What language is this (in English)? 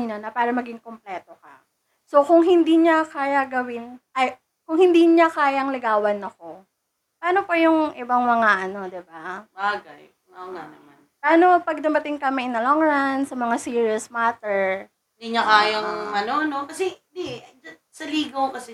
Filipino